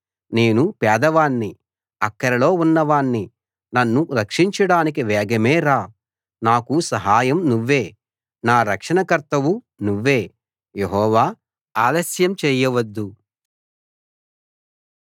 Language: Telugu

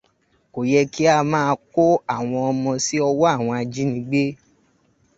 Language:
Yoruba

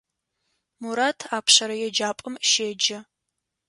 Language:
Adyghe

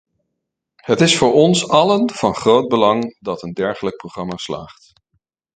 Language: Dutch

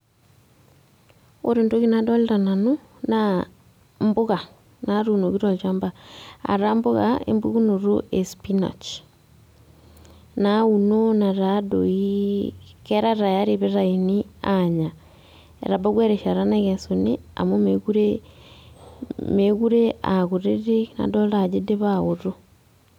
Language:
Masai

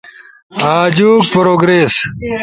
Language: Ushojo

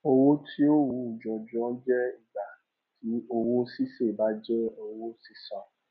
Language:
Yoruba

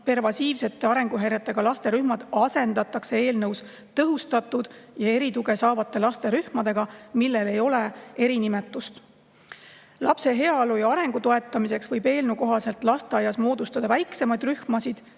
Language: Estonian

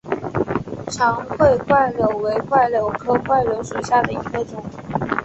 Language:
Chinese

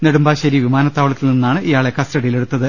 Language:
Malayalam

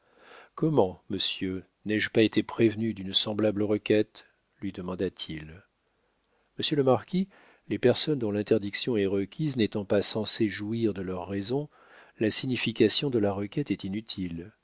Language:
French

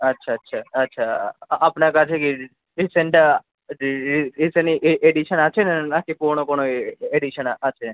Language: Bangla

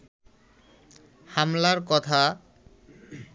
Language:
Bangla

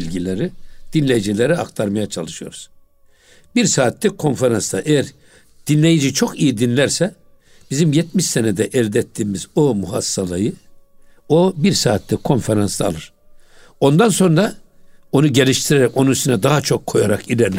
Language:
Turkish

